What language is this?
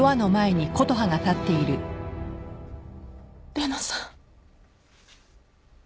Japanese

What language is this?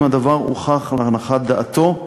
Hebrew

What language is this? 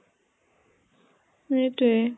Assamese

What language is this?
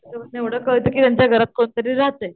Marathi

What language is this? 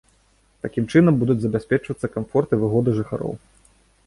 Belarusian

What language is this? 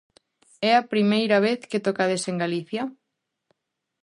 Galician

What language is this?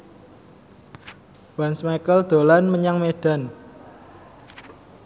Javanese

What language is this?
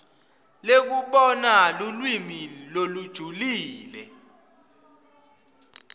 Swati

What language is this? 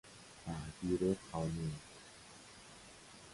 Persian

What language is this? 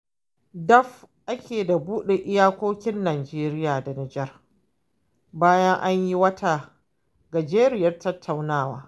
Hausa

